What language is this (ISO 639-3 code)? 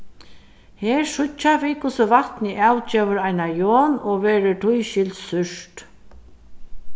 fao